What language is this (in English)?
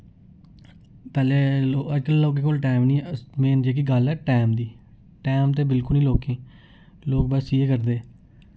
Dogri